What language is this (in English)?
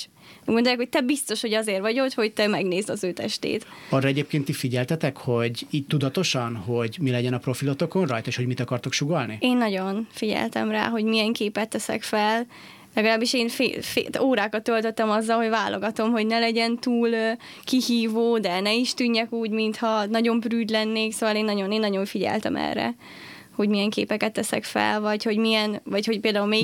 Hungarian